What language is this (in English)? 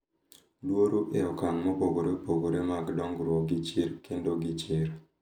Luo (Kenya and Tanzania)